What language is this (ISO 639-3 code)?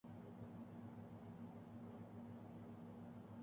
urd